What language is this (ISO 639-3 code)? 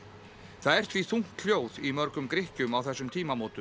isl